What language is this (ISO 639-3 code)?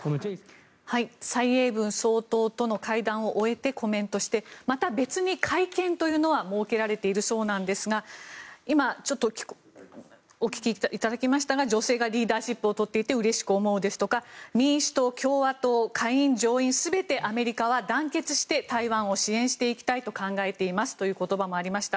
jpn